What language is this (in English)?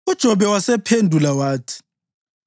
North Ndebele